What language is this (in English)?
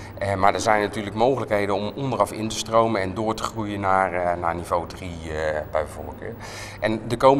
Dutch